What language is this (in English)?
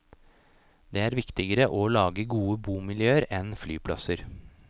Norwegian